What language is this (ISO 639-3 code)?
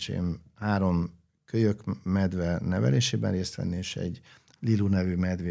hun